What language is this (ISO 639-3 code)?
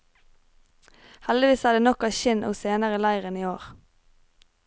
nor